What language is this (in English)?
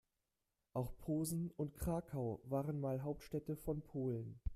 German